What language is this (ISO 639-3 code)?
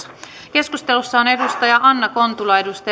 fin